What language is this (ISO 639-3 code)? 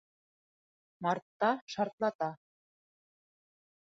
bak